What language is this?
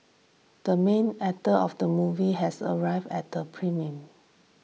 English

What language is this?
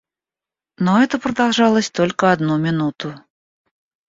Russian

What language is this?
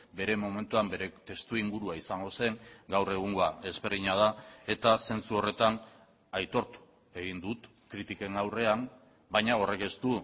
Basque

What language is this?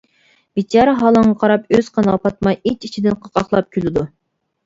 Uyghur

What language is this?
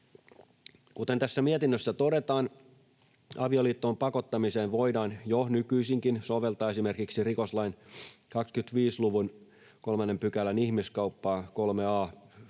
Finnish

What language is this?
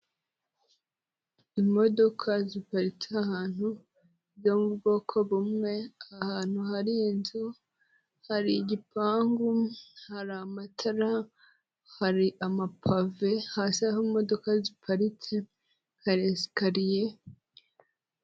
Kinyarwanda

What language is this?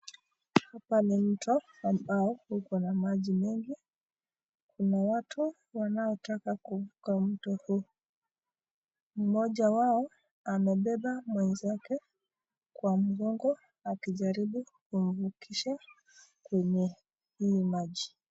Swahili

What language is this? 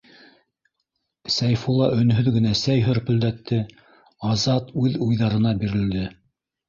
Bashkir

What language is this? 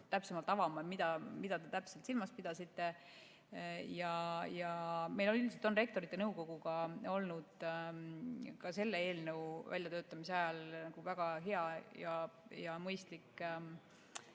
Estonian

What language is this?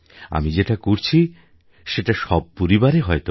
Bangla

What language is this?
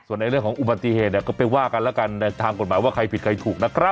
Thai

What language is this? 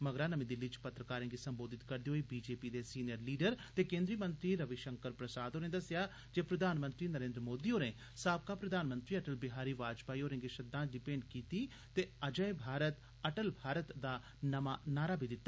Dogri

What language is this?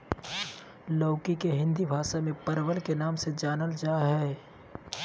Magahi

